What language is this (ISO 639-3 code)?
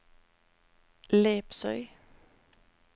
nor